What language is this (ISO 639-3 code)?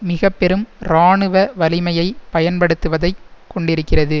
tam